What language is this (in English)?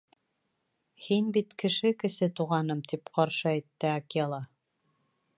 Bashkir